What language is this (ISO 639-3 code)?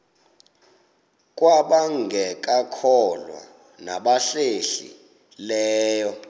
xho